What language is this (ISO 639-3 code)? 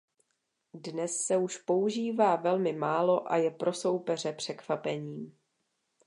ces